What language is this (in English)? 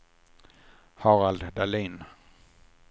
Swedish